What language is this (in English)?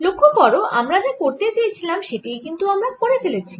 Bangla